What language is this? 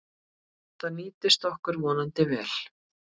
Icelandic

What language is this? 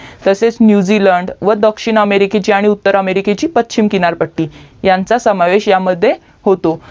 Marathi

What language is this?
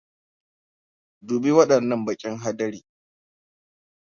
Hausa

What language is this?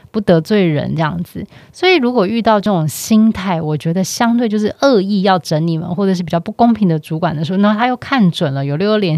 Chinese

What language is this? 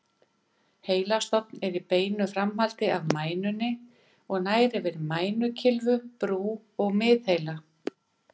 Icelandic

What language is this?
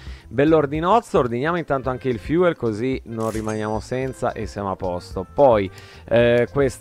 Italian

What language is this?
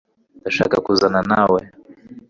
Kinyarwanda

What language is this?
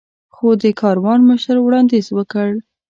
Pashto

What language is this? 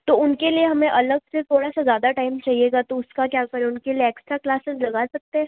Hindi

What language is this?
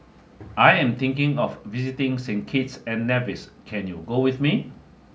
English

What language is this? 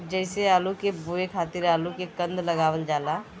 Bhojpuri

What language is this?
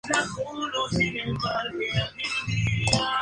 Spanish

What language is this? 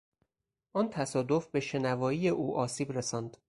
Persian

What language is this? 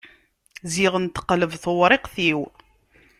Kabyle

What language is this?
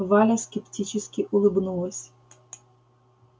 Russian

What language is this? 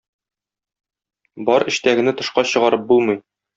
Tatar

